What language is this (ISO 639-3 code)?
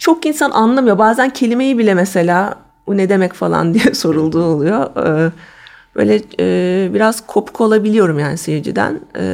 tur